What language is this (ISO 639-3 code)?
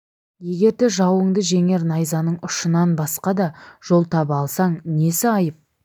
kaz